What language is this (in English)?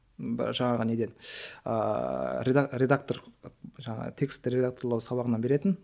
Kazakh